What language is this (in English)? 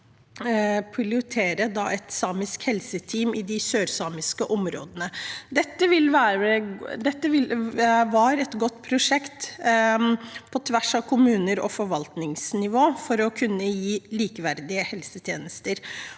Norwegian